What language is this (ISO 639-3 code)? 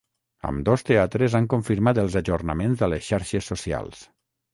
cat